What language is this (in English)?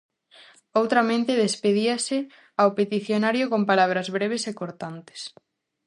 Galician